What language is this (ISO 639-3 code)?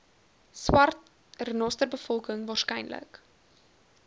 afr